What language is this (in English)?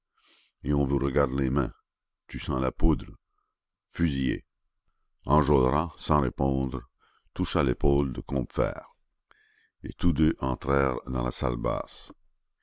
French